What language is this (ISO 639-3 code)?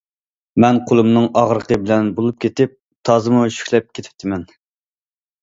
uig